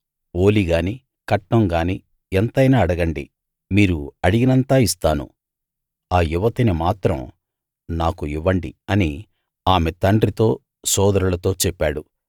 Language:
Telugu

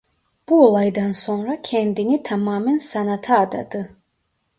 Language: Turkish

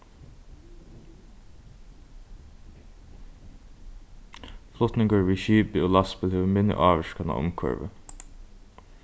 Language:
Faroese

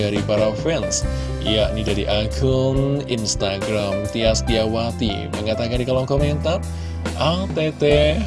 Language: Indonesian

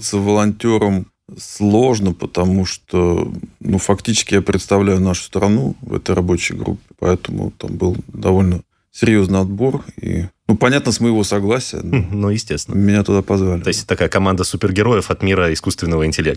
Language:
Russian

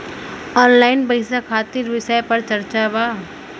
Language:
Bhojpuri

